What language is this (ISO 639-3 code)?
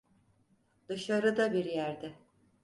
tur